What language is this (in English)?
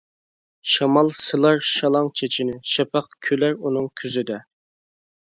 Uyghur